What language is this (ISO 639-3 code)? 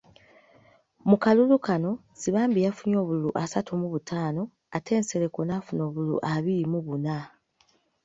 lug